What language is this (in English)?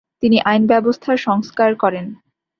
Bangla